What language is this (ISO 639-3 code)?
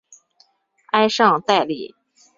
zho